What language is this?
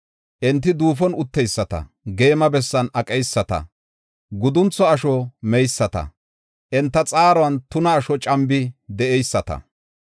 Gofa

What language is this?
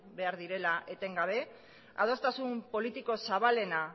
Basque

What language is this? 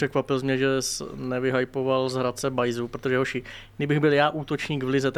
Czech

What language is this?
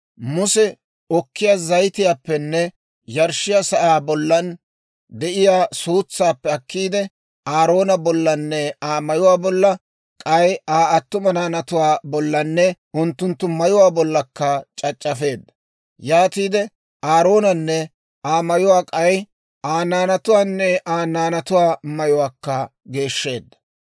Dawro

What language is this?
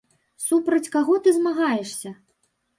Belarusian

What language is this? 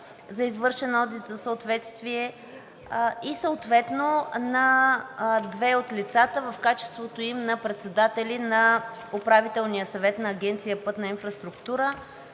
Bulgarian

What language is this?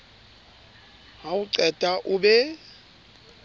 Southern Sotho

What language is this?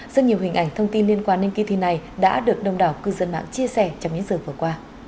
Vietnamese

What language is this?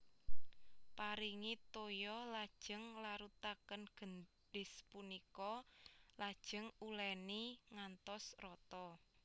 Javanese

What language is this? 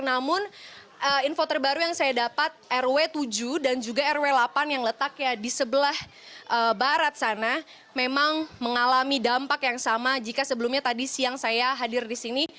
Indonesian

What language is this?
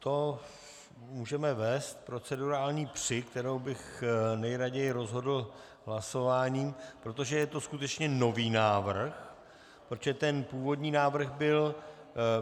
Czech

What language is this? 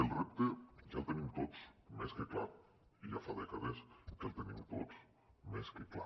Catalan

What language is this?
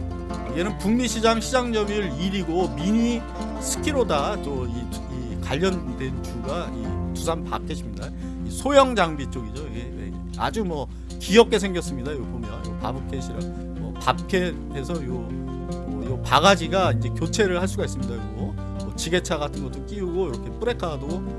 Korean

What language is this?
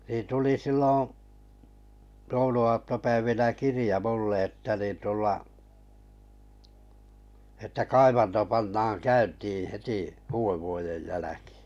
Finnish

